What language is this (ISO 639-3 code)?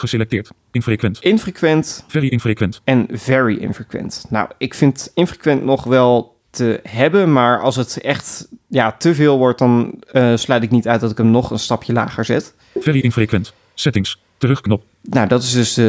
nld